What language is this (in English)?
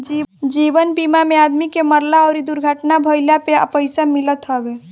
Bhojpuri